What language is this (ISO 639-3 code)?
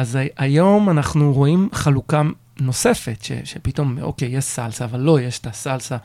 heb